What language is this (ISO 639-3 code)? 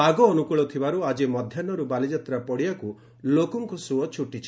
ori